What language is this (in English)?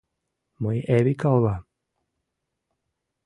Mari